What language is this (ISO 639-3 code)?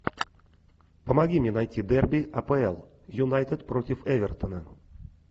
rus